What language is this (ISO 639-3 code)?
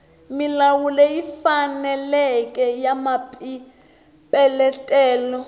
tso